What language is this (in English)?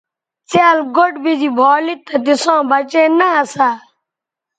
Bateri